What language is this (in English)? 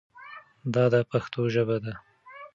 Pashto